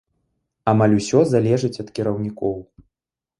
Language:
Belarusian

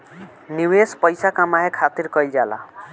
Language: Bhojpuri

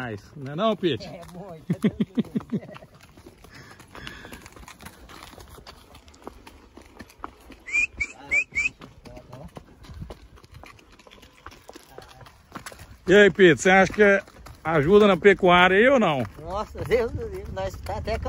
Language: Portuguese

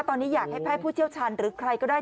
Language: Thai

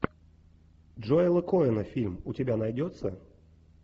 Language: Russian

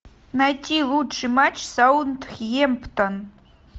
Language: Russian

